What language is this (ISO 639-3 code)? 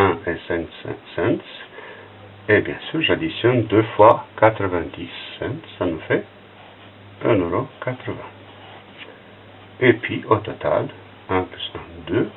fra